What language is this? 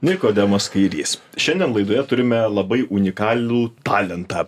Lithuanian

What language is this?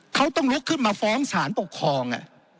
Thai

